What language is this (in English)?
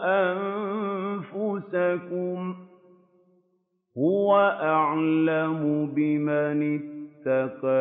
Arabic